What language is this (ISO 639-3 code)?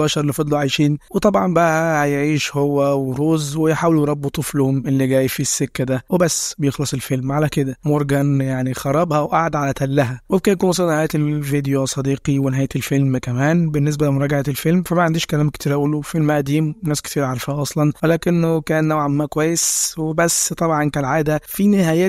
ara